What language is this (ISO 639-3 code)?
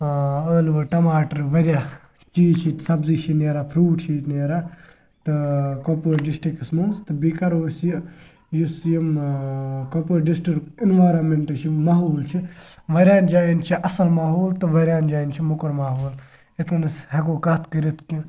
kas